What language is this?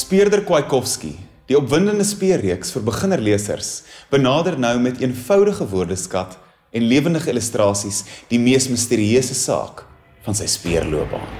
Ukrainian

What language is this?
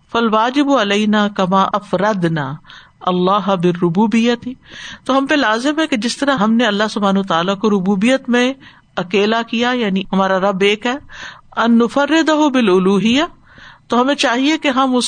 Urdu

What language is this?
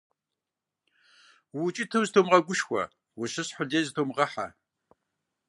Kabardian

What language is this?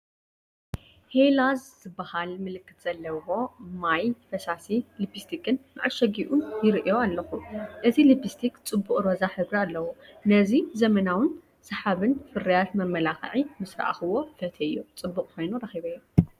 Tigrinya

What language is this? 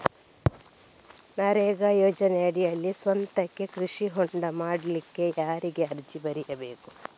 Kannada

